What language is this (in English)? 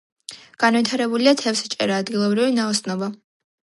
Georgian